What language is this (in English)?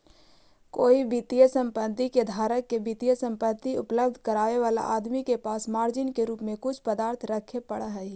Magahi